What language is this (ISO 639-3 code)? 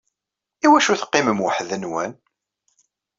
kab